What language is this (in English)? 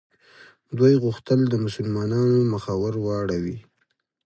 Pashto